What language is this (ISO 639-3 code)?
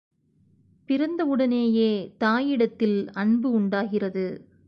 tam